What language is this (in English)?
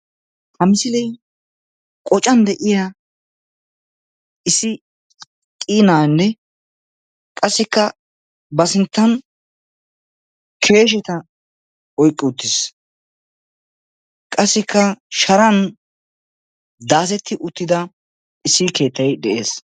Wolaytta